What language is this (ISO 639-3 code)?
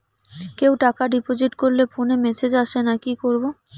ben